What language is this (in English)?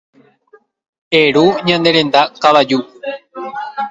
Guarani